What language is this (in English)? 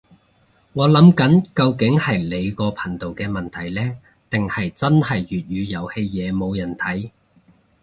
Cantonese